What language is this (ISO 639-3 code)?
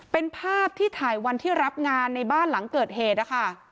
tha